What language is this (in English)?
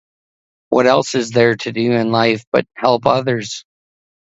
English